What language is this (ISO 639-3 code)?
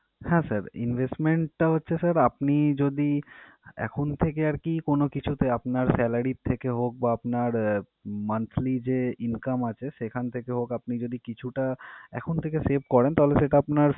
ben